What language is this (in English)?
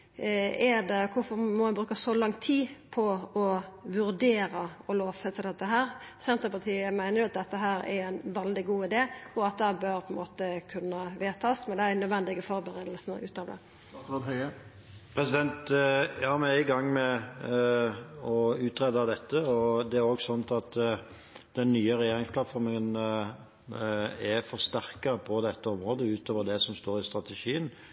Norwegian